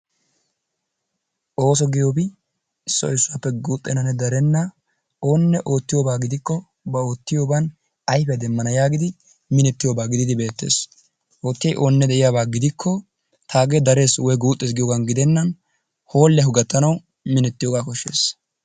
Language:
Wolaytta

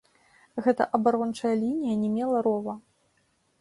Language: Belarusian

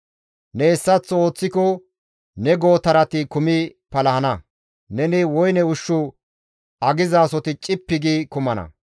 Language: Gamo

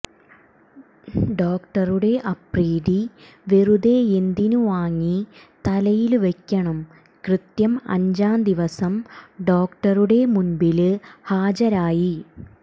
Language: Malayalam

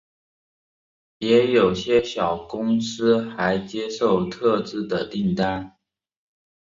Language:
Chinese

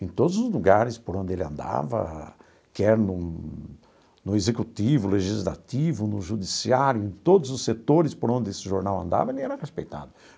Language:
Portuguese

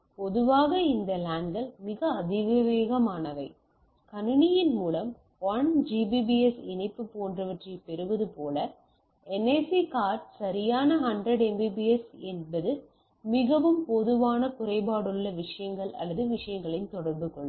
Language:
Tamil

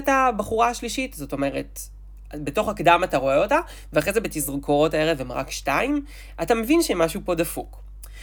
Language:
Hebrew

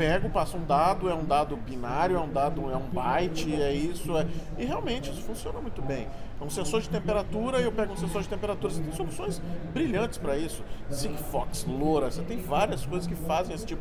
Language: Portuguese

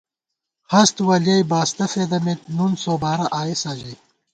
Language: Gawar-Bati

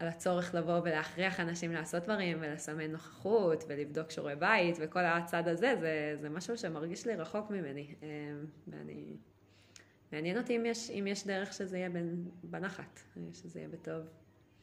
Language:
Hebrew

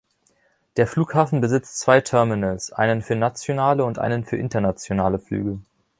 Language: German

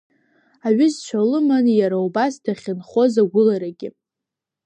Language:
Abkhazian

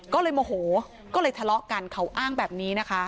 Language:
Thai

